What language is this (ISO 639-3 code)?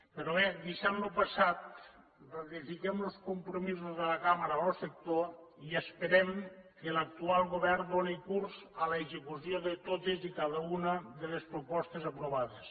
cat